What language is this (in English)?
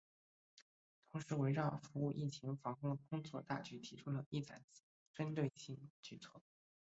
Chinese